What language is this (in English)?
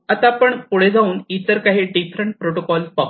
Marathi